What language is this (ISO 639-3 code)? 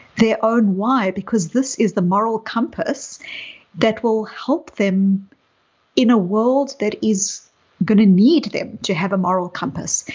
eng